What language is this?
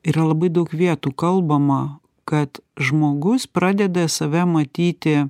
Lithuanian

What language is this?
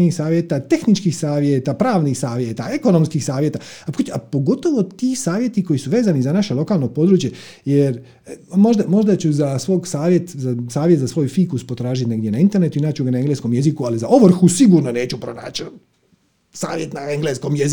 Croatian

